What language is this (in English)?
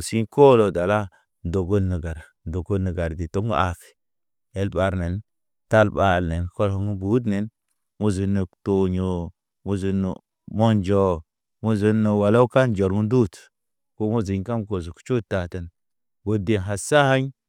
Naba